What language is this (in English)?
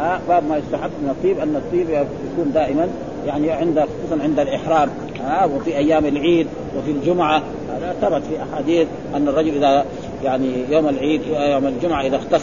Arabic